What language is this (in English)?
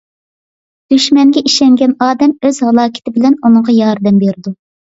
Uyghur